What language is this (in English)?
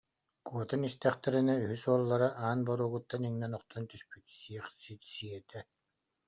Yakut